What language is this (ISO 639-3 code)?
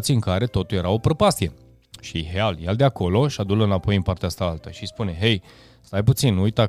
ron